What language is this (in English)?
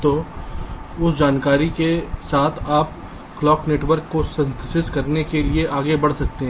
Hindi